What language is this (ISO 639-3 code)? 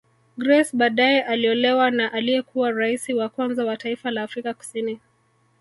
swa